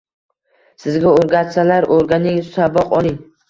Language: Uzbek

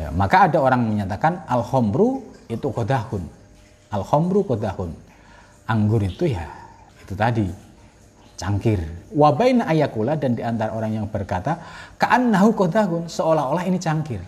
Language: Indonesian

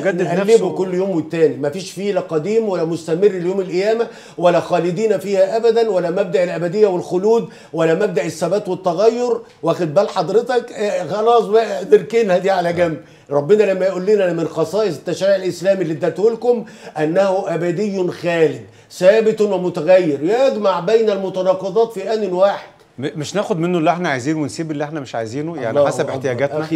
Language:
Arabic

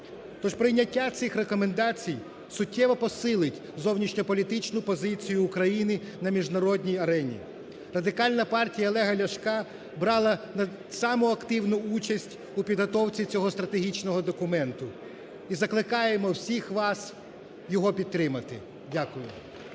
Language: Ukrainian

